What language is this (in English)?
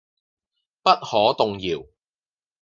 Cantonese